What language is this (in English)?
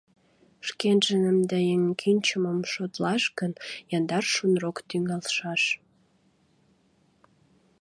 Mari